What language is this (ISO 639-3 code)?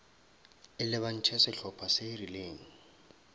nso